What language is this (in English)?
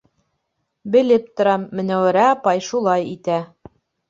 Bashkir